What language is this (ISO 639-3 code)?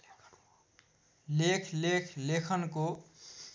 nep